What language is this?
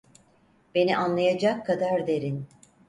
Turkish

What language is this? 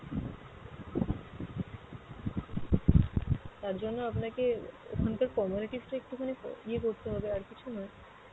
Bangla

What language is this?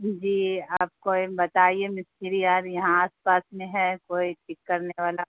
Urdu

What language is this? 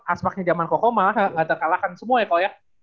Indonesian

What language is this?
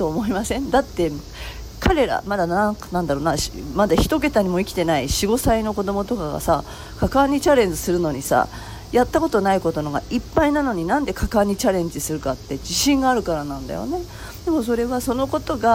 Japanese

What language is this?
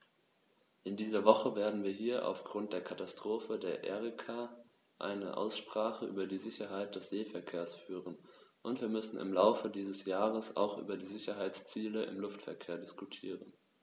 German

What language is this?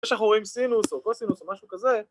Hebrew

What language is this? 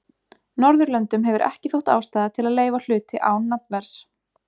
Icelandic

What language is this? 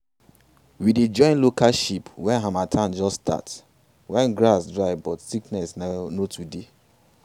Nigerian Pidgin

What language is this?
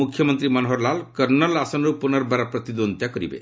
Odia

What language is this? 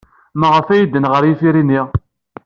Kabyle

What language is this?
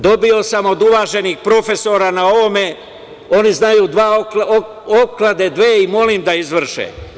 Serbian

